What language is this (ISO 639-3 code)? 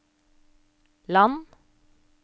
nor